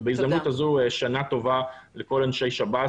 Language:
Hebrew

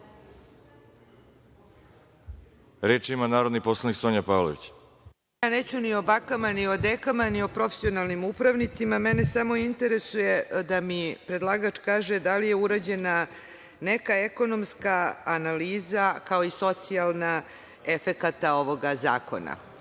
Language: Serbian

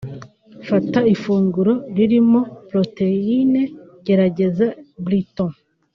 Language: Kinyarwanda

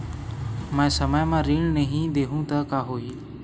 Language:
Chhattisgarhi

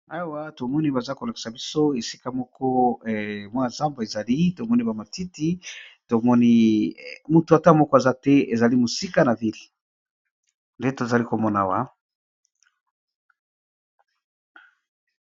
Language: Lingala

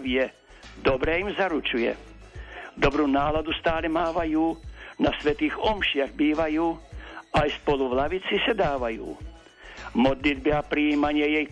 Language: Slovak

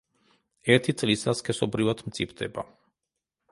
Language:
Georgian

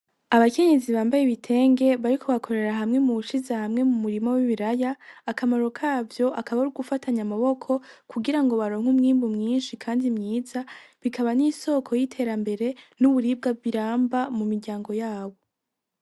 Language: Rundi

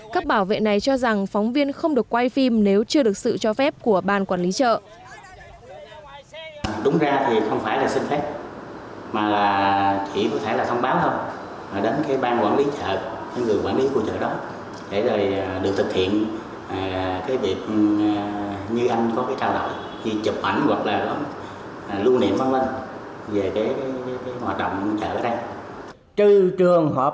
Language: Vietnamese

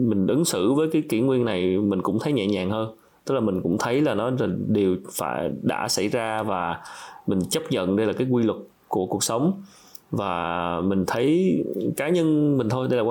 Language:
Vietnamese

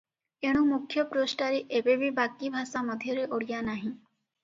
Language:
Odia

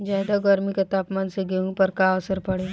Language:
Bhojpuri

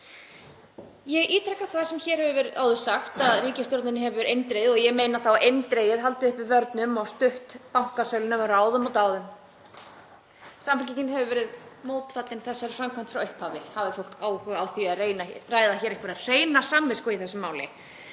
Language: Icelandic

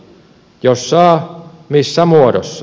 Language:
Finnish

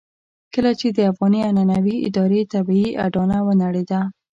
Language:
Pashto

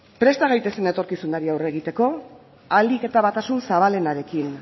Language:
Basque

